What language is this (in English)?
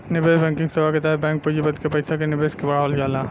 Bhojpuri